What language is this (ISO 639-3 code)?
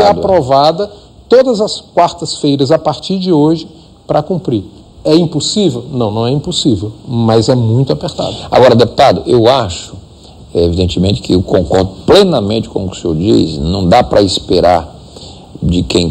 por